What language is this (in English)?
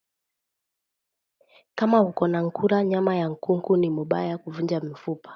Swahili